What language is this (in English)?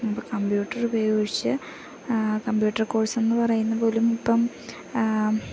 Malayalam